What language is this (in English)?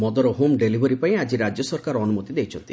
Odia